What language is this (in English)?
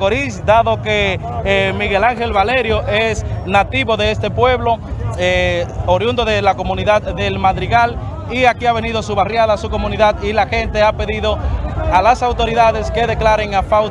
Spanish